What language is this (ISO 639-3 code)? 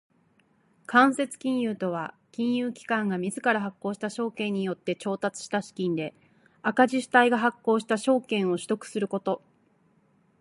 jpn